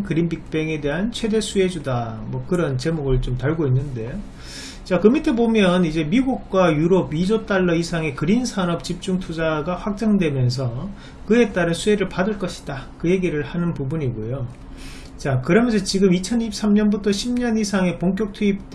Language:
Korean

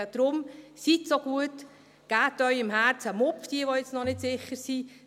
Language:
Swiss German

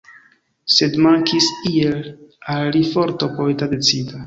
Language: Esperanto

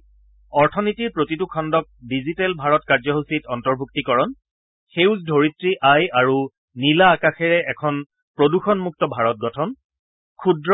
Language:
Assamese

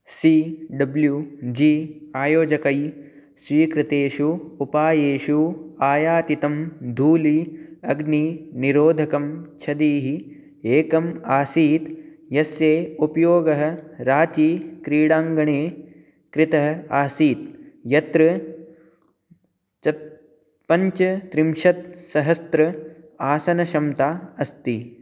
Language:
Sanskrit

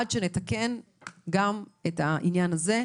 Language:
Hebrew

